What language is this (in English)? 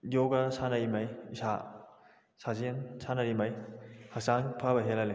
Manipuri